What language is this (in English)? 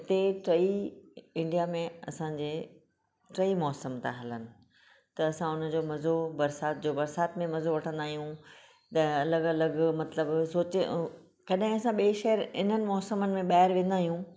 Sindhi